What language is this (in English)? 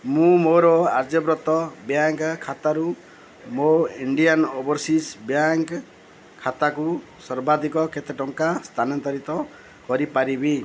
Odia